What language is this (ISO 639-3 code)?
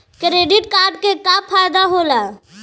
bho